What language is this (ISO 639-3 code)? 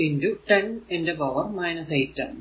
mal